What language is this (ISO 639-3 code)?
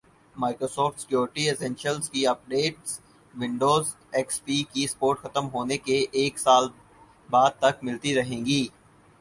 urd